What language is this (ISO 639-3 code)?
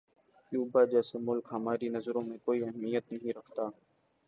urd